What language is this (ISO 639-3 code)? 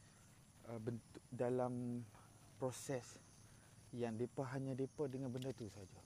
msa